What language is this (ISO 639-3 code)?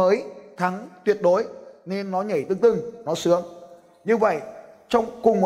vie